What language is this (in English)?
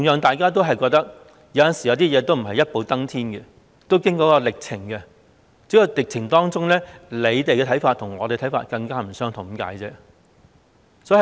Cantonese